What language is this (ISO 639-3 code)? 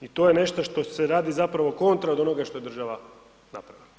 hrv